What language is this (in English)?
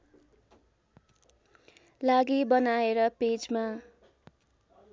Nepali